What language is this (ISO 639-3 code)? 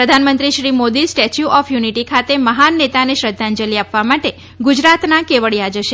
guj